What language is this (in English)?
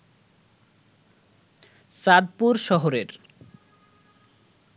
Bangla